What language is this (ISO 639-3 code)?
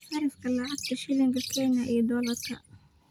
som